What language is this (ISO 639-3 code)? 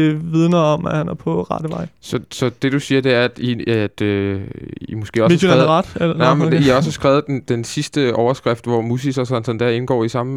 dan